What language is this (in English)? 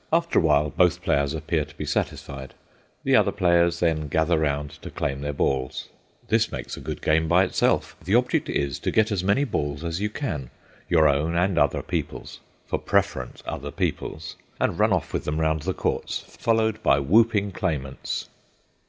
English